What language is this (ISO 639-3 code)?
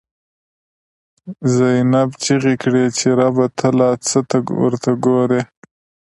pus